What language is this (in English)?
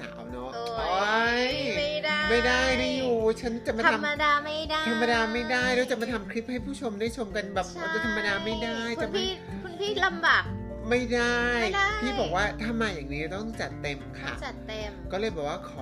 Thai